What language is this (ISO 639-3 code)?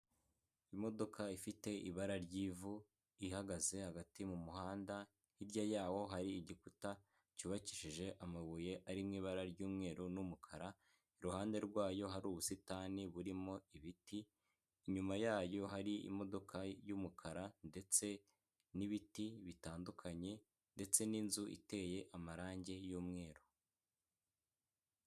kin